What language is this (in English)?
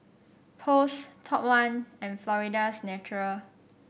English